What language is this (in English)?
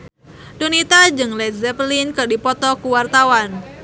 Sundanese